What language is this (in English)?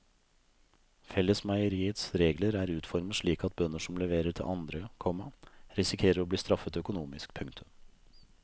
Norwegian